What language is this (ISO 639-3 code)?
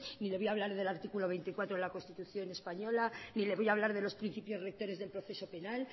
spa